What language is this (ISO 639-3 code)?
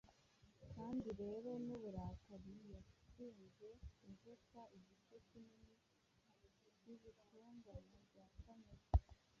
kin